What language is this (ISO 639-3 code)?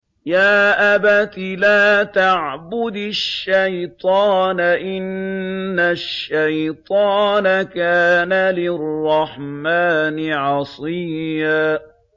ara